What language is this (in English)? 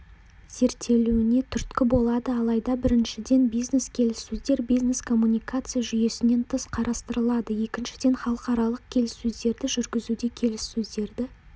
Kazakh